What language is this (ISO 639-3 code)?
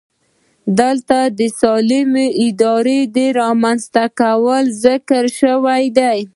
pus